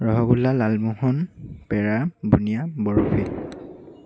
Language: Assamese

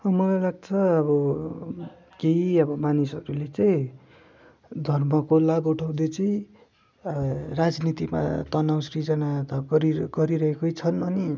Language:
Nepali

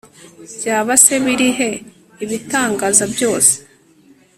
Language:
Kinyarwanda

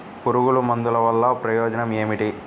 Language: Telugu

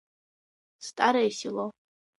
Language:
Abkhazian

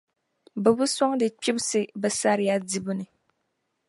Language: Dagbani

